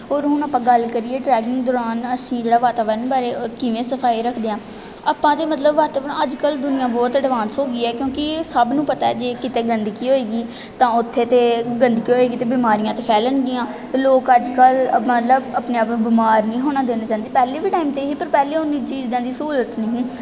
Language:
Punjabi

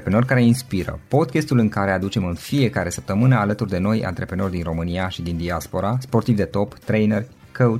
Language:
Romanian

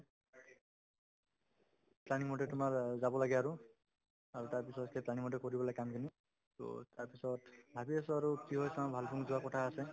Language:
Assamese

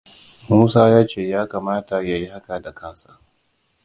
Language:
Hausa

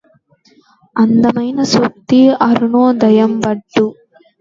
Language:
Telugu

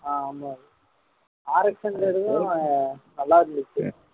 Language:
Tamil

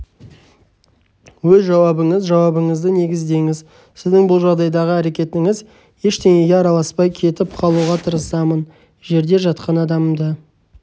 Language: Kazakh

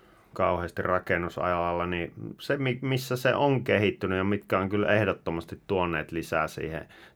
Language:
Finnish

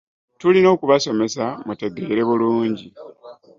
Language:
Ganda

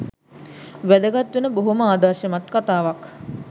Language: Sinhala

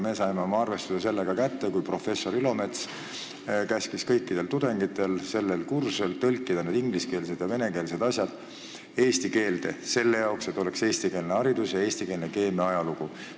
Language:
Estonian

